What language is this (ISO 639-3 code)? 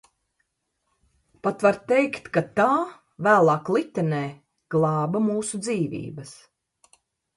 lav